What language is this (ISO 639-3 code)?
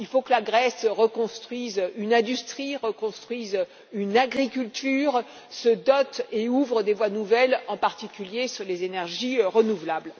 fra